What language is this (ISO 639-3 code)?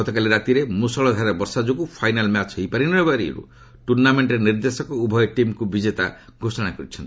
ori